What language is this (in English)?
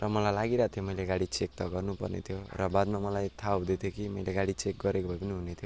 Nepali